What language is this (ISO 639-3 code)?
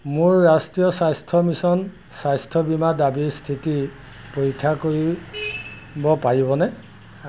asm